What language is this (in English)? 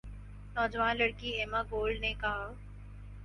Urdu